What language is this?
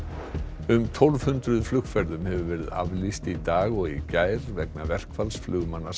Icelandic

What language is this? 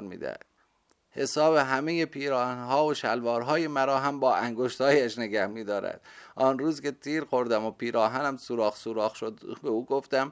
Persian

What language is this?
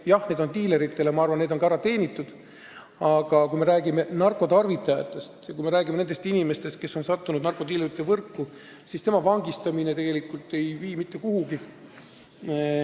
Estonian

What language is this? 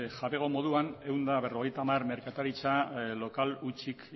Basque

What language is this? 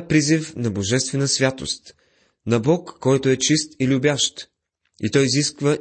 Bulgarian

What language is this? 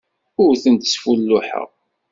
Kabyle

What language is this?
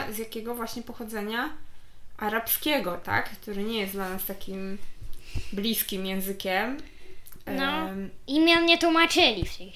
Polish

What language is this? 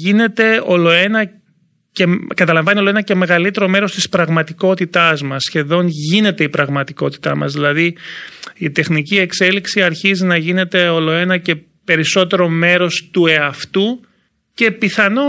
Greek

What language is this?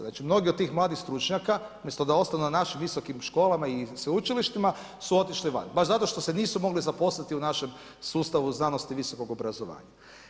Croatian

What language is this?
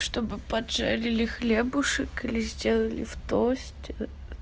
Russian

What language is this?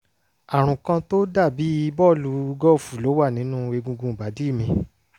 Yoruba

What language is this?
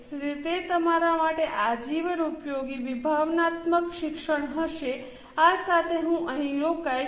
Gujarati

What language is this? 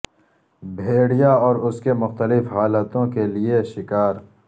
Urdu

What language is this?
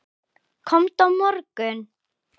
Icelandic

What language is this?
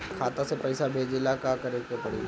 Bhojpuri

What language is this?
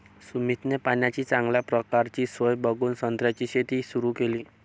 Marathi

